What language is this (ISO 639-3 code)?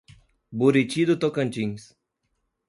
por